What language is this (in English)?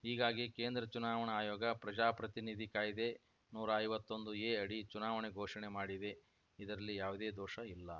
Kannada